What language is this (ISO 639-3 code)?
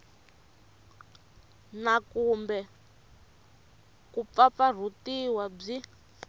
tso